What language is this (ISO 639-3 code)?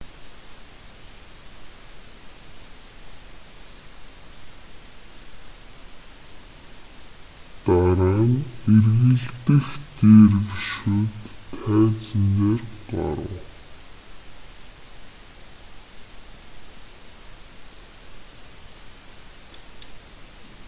mon